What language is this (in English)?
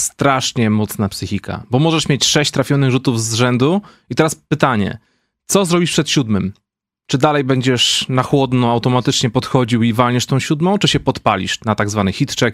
Polish